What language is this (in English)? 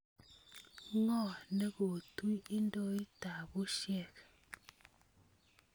Kalenjin